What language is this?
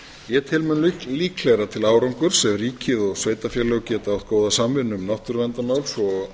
Icelandic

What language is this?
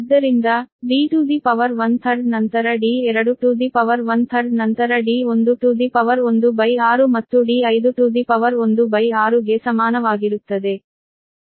Kannada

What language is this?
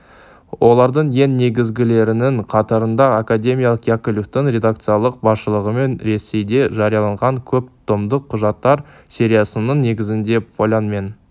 Kazakh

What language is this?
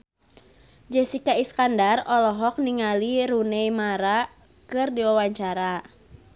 Sundanese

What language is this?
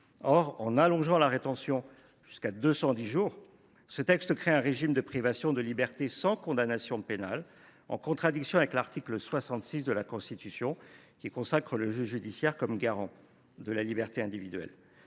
French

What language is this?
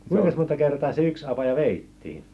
Finnish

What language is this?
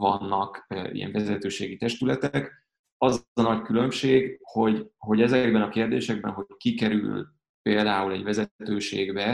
Hungarian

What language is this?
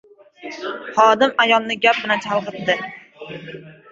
Uzbek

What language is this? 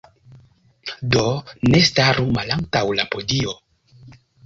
Esperanto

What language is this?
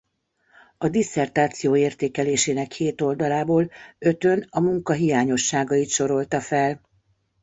Hungarian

